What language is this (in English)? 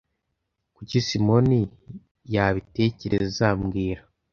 Kinyarwanda